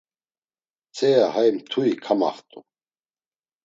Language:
Laz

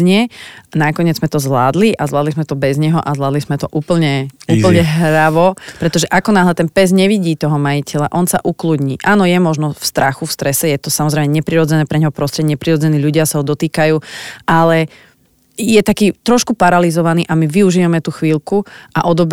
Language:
Slovak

